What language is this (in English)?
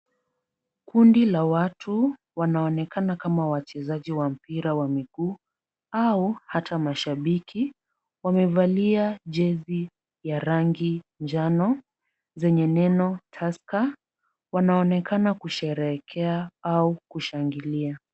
Swahili